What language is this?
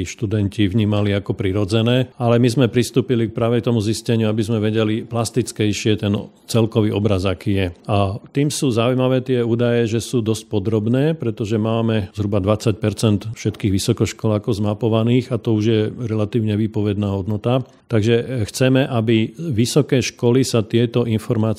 Slovak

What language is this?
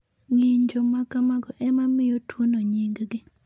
Luo (Kenya and Tanzania)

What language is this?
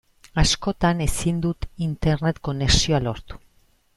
Basque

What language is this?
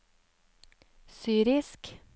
Norwegian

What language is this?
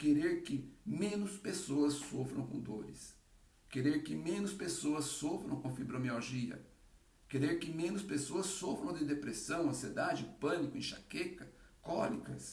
Portuguese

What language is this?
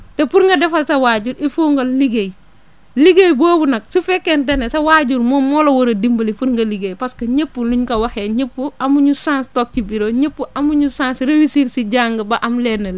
Wolof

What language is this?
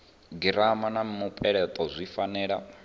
Venda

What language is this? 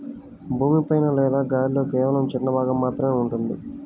Telugu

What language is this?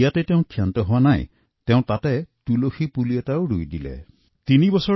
Assamese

